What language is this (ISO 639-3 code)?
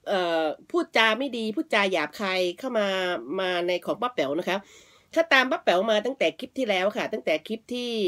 tha